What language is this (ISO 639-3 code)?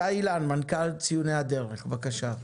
heb